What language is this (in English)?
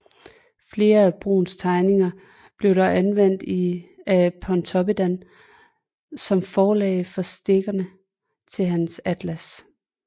Danish